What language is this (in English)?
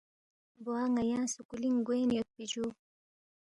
Balti